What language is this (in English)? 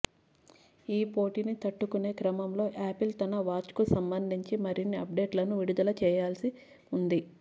Telugu